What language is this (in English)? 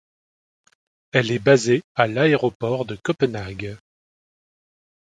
French